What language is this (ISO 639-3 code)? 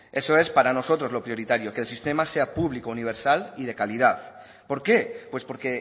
spa